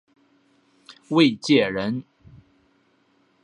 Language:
Chinese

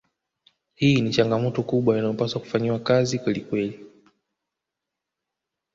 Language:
Swahili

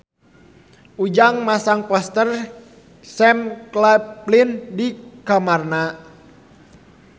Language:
Sundanese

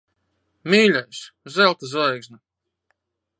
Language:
Latvian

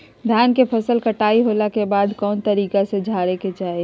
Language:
Magahi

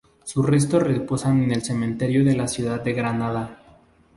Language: Spanish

